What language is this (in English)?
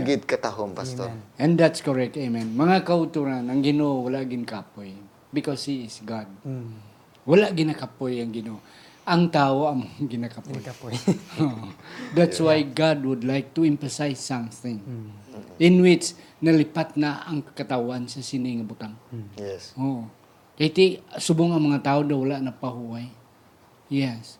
Filipino